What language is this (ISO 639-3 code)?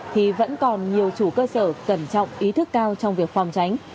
vie